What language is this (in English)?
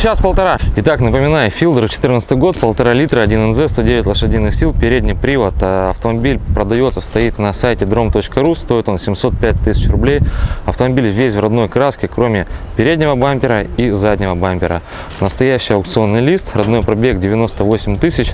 Russian